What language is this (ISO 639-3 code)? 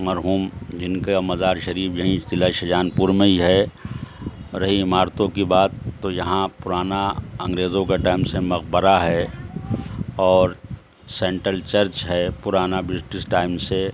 urd